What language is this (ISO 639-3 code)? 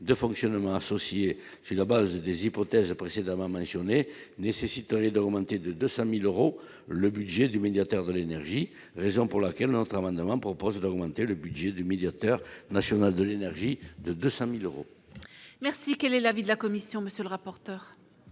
fra